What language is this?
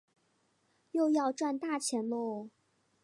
Chinese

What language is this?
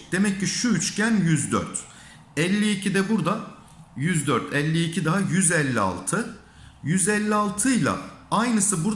Turkish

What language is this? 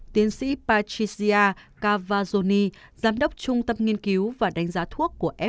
Vietnamese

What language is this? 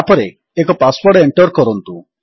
Odia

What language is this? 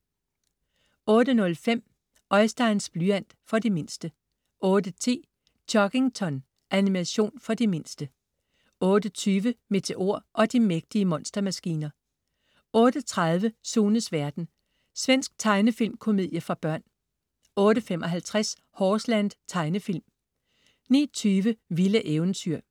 Danish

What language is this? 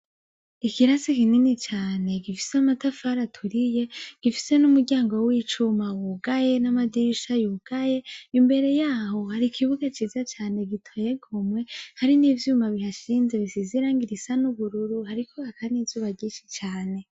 Rundi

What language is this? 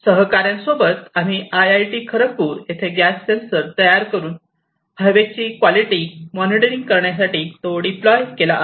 Marathi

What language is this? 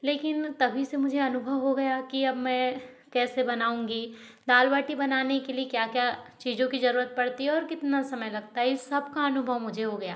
Hindi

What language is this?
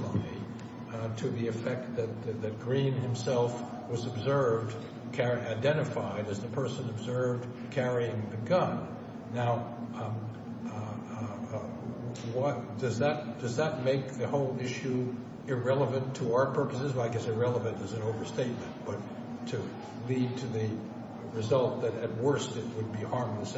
English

